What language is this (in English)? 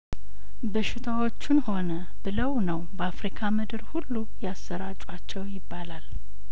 Amharic